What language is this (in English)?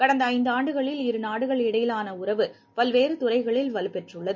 Tamil